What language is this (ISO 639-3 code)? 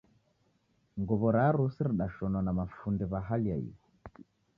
dav